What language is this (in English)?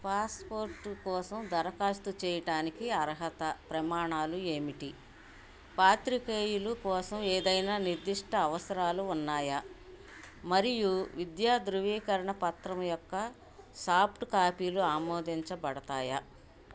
Telugu